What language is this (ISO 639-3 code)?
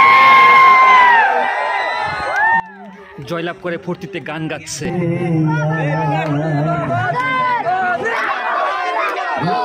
ita